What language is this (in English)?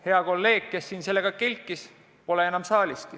Estonian